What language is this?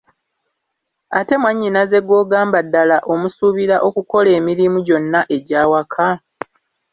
Ganda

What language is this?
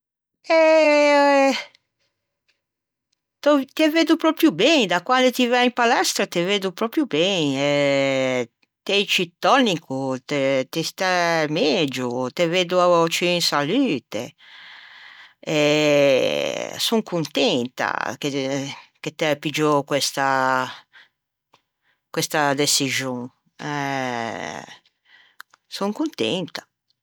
Ligurian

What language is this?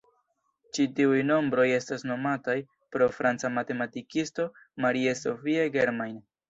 Esperanto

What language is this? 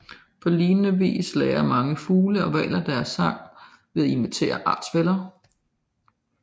Danish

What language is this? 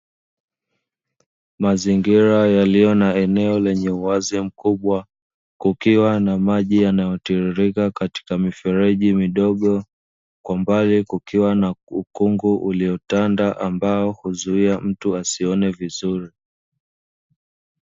Swahili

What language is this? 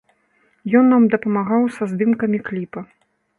Belarusian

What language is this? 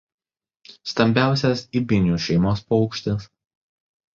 Lithuanian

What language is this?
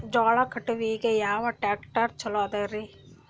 Kannada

